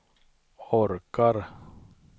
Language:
Swedish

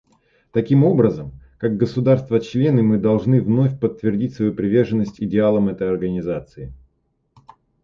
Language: Russian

